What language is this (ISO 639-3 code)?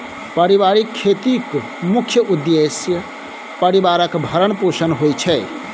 mai